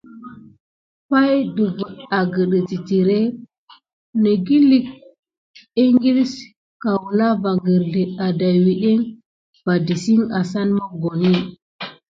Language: Gidar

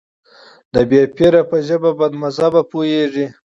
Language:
Pashto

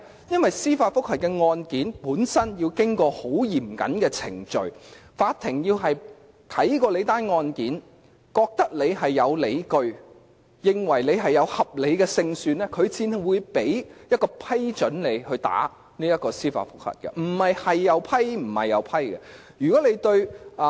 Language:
Cantonese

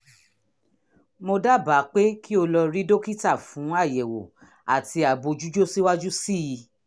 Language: Yoruba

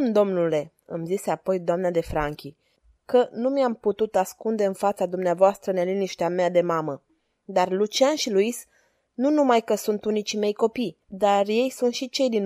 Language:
Romanian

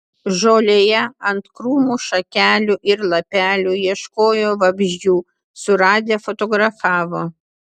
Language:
Lithuanian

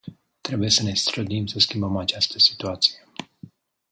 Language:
Romanian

